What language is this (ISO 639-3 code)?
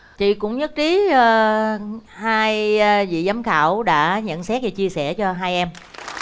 vie